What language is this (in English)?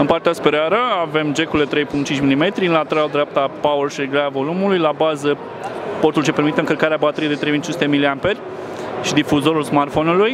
Romanian